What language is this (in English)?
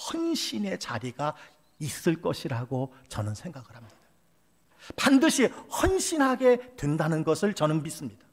Korean